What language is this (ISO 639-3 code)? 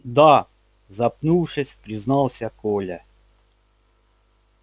rus